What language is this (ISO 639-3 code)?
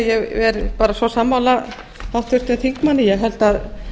isl